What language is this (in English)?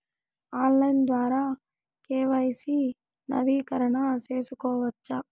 Telugu